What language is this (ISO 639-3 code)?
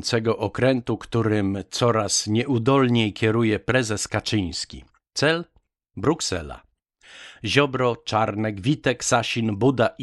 pol